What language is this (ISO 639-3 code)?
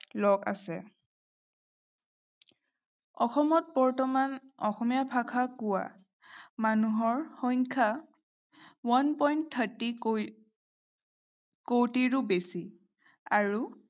asm